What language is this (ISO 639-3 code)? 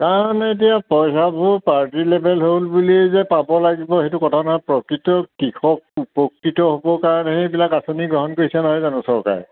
asm